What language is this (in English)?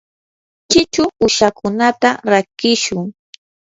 Yanahuanca Pasco Quechua